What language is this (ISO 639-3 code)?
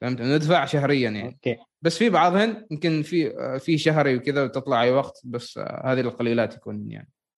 ara